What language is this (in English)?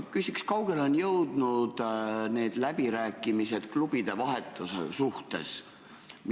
Estonian